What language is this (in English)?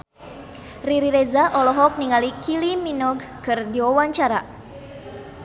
Sundanese